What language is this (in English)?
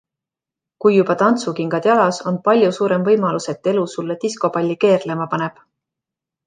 Estonian